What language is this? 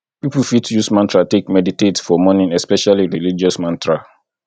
Nigerian Pidgin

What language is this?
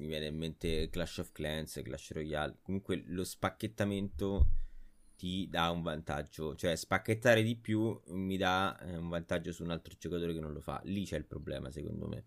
Italian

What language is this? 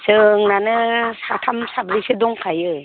Bodo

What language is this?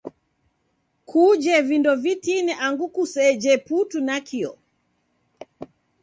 Taita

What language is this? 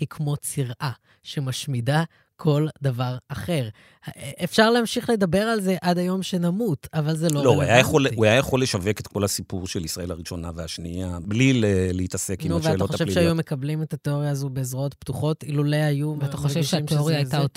Hebrew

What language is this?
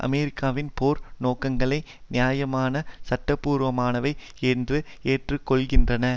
Tamil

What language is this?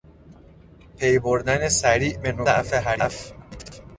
Persian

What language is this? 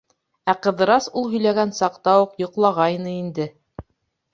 Bashkir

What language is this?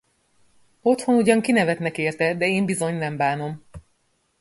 Hungarian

